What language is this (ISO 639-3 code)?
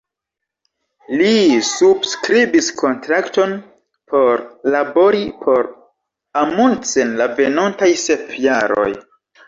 epo